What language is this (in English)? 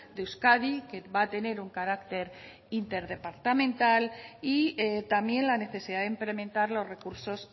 Spanish